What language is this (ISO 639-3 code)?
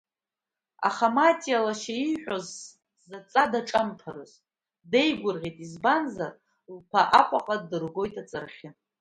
abk